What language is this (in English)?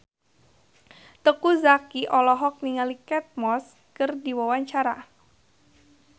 Sundanese